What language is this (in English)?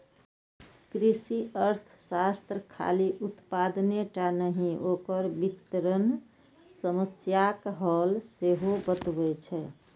Maithili